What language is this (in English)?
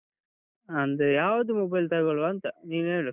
Kannada